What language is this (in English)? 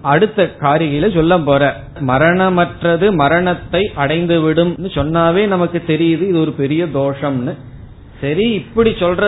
Tamil